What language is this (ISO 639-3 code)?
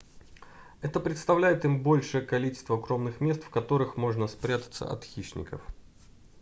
rus